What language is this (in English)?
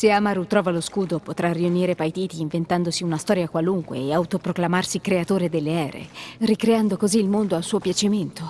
Italian